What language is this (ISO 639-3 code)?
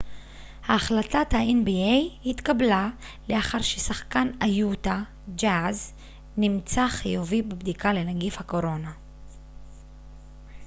heb